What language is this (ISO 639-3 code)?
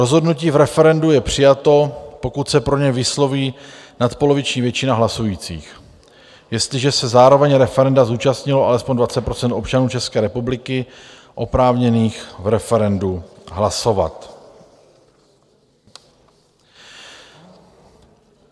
ces